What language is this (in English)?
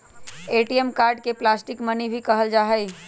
Magahi